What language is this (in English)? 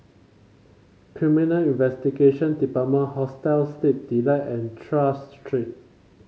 English